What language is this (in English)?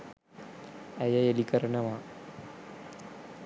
Sinhala